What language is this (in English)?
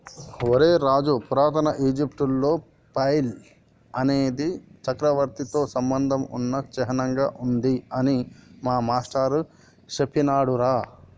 Telugu